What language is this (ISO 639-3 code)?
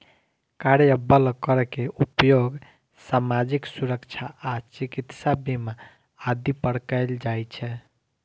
mai